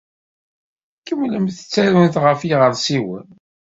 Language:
Kabyle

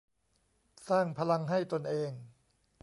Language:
Thai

